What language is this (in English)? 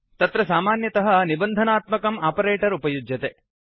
Sanskrit